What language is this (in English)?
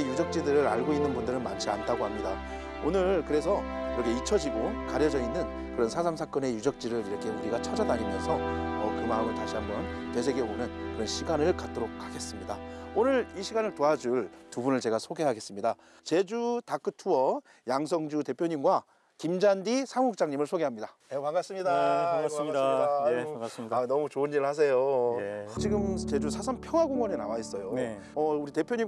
Korean